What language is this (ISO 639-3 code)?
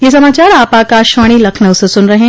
hin